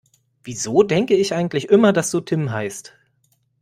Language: German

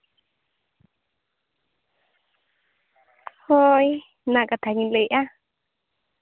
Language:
Santali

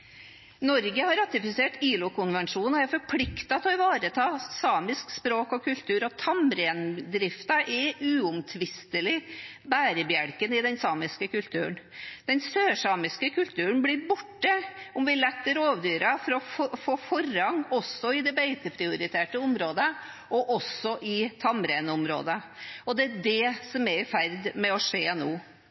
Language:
Norwegian Bokmål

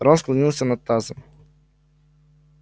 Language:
Russian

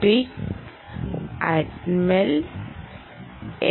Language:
Malayalam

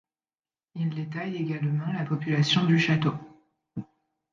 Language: French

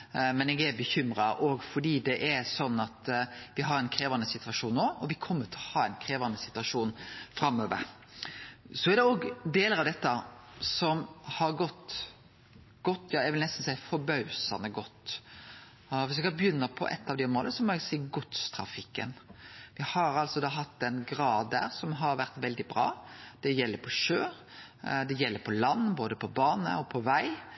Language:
Norwegian Nynorsk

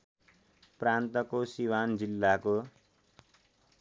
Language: Nepali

